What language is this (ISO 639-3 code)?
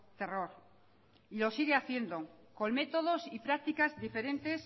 spa